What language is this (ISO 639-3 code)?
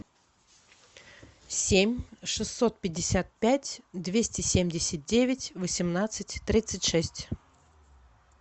rus